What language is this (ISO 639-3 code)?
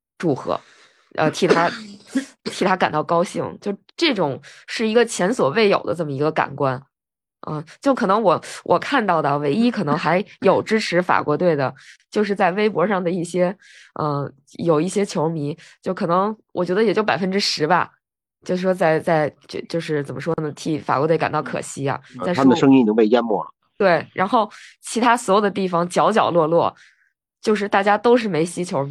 zho